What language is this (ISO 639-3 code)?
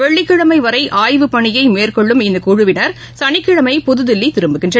tam